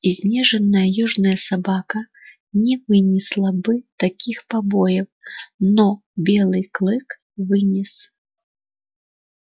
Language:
Russian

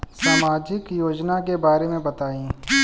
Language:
Bhojpuri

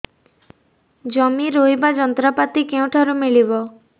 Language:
Odia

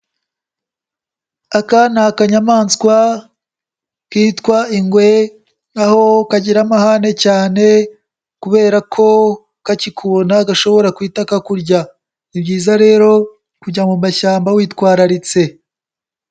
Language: Kinyarwanda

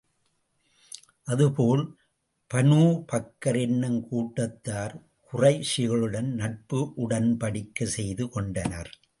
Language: Tamil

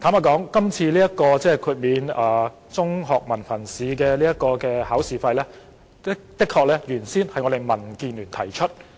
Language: Cantonese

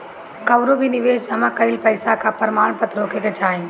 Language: Bhojpuri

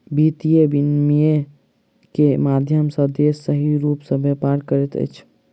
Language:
Maithili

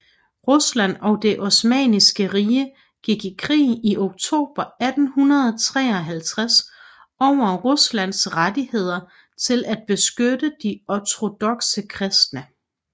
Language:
Danish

